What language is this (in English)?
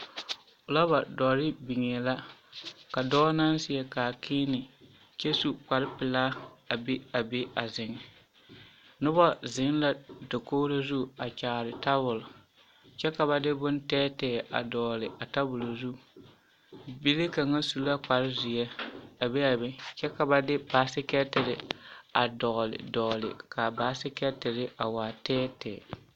Southern Dagaare